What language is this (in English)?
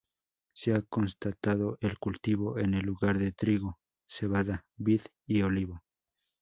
Spanish